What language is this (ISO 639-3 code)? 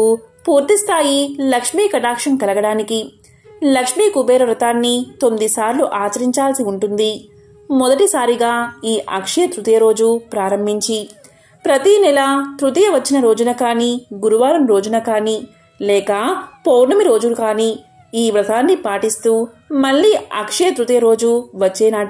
tel